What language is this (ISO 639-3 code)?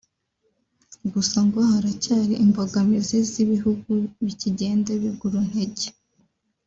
kin